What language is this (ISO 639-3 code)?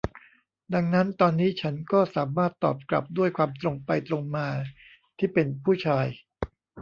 tha